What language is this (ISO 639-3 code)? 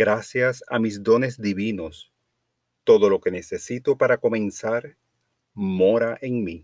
spa